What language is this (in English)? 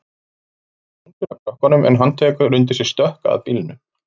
Icelandic